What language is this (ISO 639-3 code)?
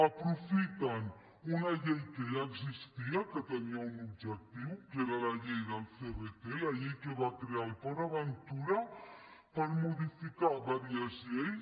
cat